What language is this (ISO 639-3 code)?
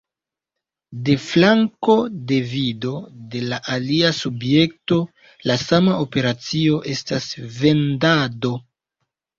epo